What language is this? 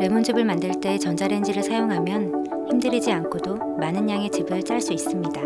Korean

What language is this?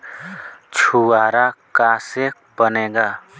Bhojpuri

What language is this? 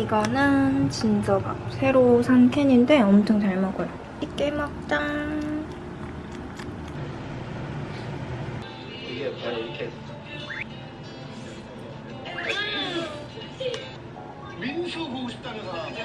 Korean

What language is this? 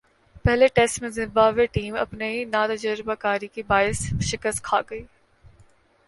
Urdu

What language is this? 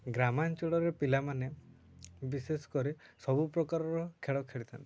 Odia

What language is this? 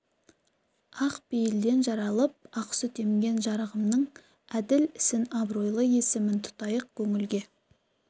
Kazakh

